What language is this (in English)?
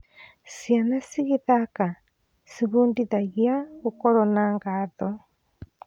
Kikuyu